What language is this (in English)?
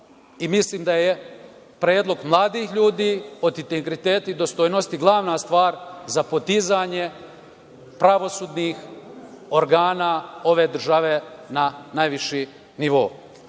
Serbian